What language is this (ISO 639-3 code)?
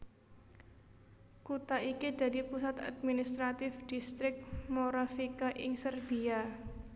jav